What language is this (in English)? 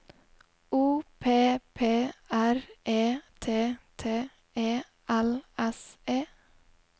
Norwegian